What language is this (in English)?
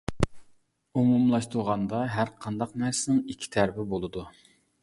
Uyghur